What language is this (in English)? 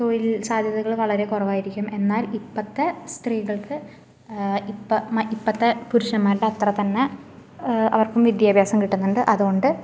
Malayalam